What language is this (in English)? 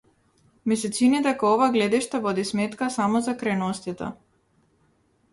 Macedonian